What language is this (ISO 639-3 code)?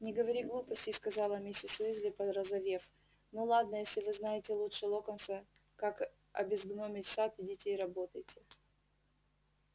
rus